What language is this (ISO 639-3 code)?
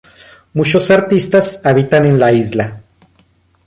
spa